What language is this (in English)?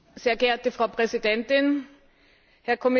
German